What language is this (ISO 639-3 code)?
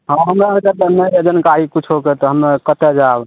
mai